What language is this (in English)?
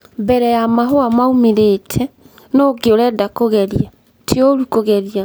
Kikuyu